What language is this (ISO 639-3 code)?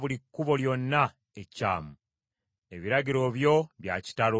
lug